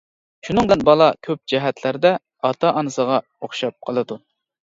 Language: Uyghur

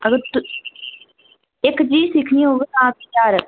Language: Dogri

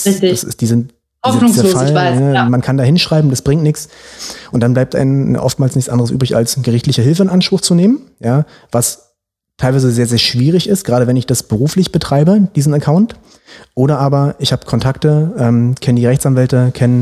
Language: German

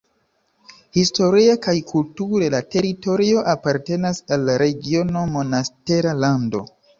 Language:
Esperanto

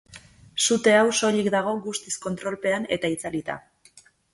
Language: Basque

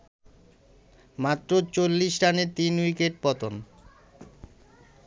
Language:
Bangla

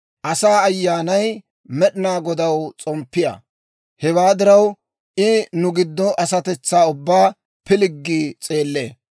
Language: Dawro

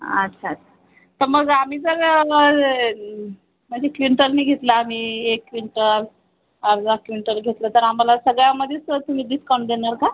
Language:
Marathi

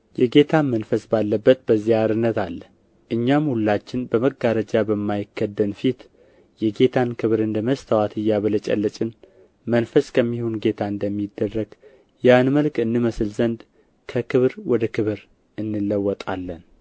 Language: Amharic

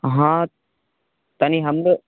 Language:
Maithili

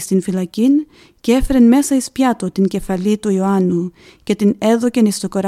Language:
Greek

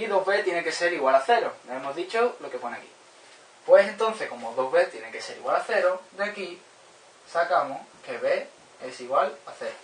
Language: Spanish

